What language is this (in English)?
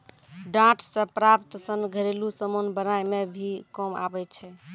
Maithili